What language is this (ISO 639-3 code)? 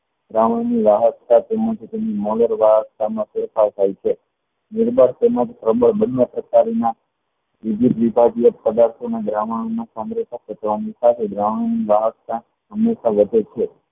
guj